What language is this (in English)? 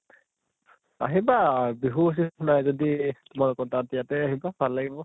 Assamese